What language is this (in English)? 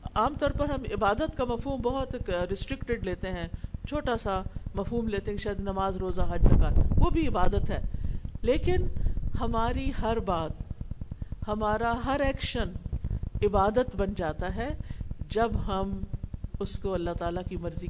Urdu